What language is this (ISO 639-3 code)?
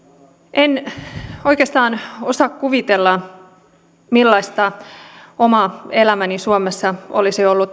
fin